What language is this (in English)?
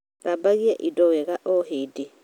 Kikuyu